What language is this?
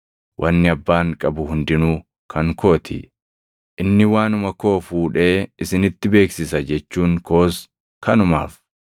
Oromo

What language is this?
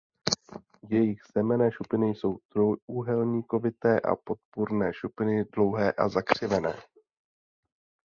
Czech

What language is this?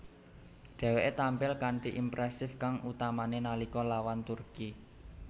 Javanese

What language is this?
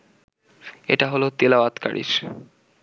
Bangla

